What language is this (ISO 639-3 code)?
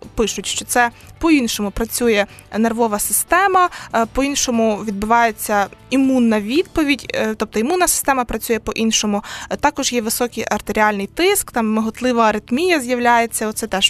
ukr